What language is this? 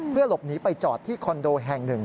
Thai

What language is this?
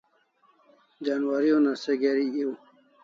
Kalasha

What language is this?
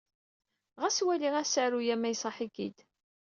Kabyle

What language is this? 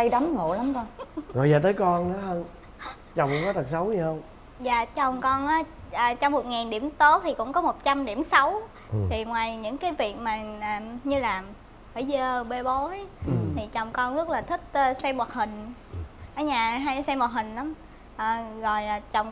Vietnamese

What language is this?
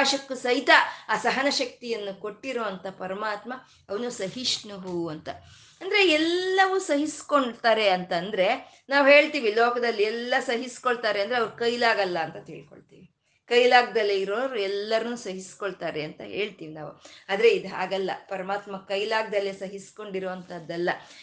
Kannada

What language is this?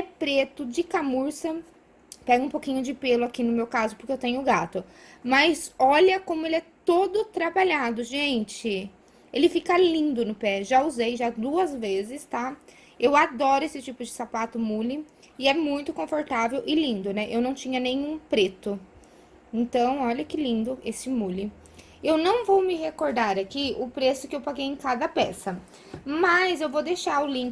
Portuguese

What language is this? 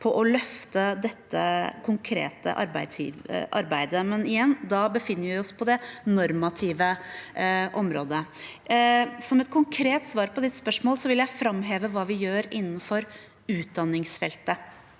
Norwegian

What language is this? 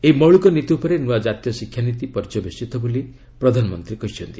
Odia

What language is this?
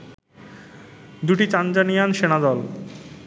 Bangla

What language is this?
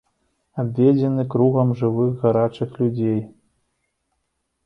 Belarusian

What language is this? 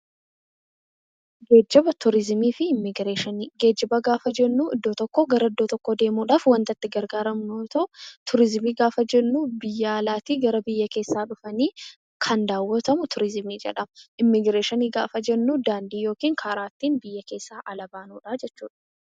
Oromo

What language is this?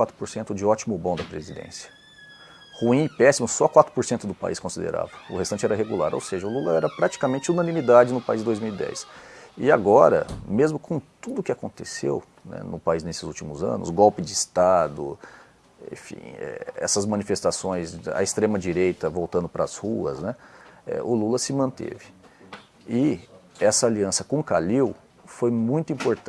Portuguese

